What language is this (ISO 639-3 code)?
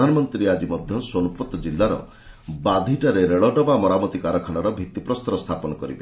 ori